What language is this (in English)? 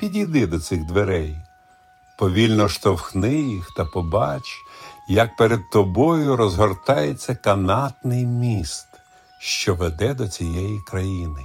Ukrainian